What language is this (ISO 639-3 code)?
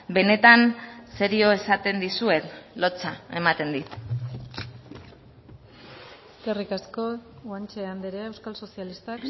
eus